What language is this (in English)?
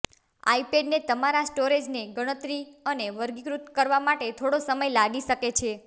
Gujarati